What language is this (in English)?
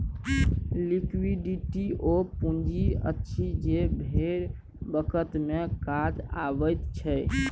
Maithili